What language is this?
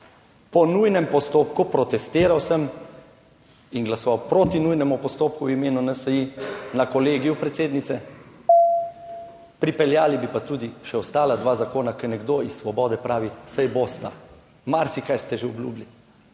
Slovenian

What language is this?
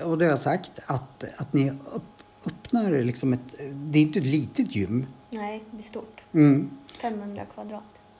Swedish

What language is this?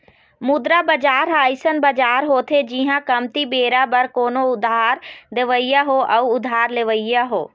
Chhattisgarhi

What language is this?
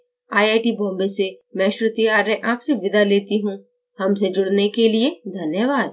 Hindi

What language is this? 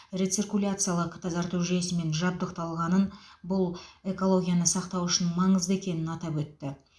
Kazakh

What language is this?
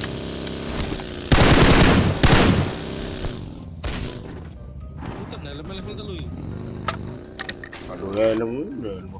Indonesian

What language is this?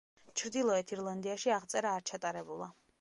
Georgian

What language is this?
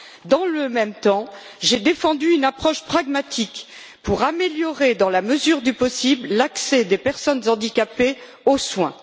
French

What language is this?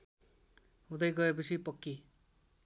Nepali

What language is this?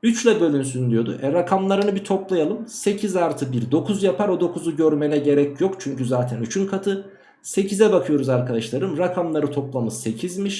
Turkish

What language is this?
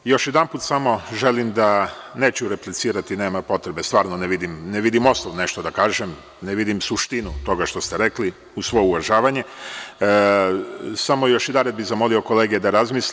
Serbian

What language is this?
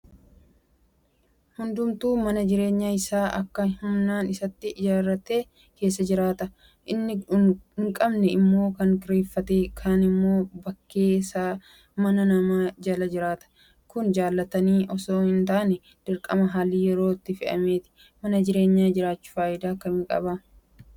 Oromo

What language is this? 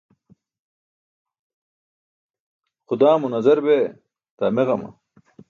Burushaski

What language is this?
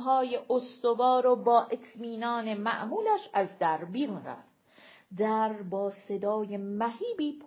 Persian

